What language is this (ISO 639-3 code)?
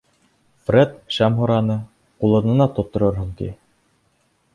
bak